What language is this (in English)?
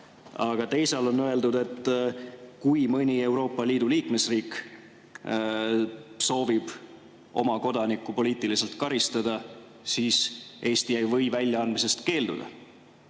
Estonian